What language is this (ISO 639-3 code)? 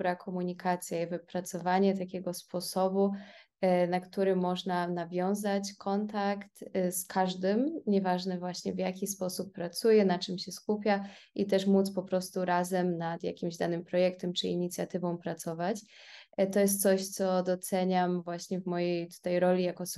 pol